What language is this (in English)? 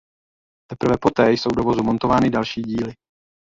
Czech